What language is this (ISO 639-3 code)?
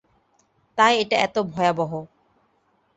ben